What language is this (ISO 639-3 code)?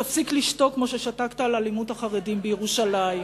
heb